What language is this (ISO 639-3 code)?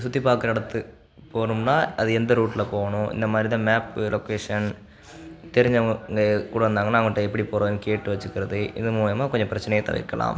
tam